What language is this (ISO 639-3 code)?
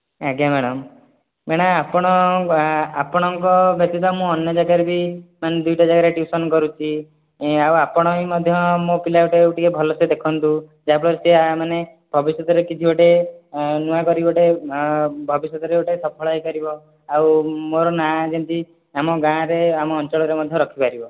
ori